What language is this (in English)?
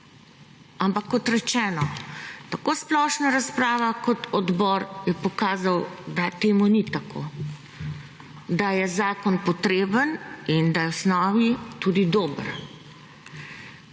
Slovenian